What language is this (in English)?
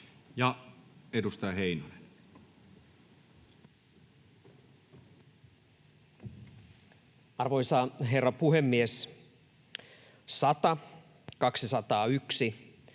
Finnish